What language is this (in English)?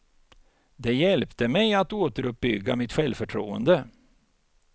Swedish